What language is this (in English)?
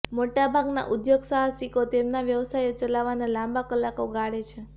Gujarati